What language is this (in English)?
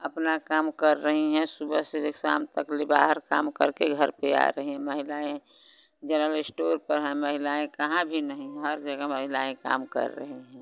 Hindi